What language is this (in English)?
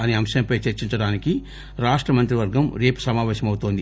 Telugu